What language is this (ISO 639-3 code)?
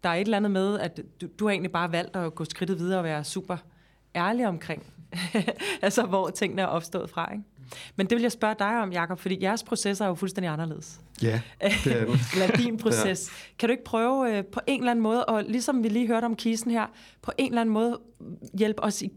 dan